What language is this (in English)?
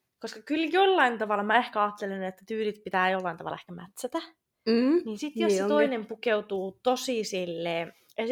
Finnish